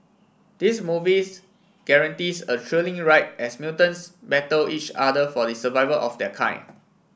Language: English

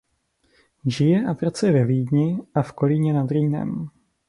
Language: Czech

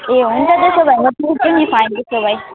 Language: Nepali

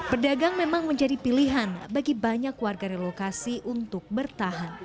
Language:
Indonesian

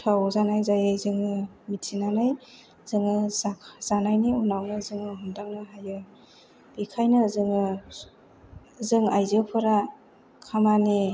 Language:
Bodo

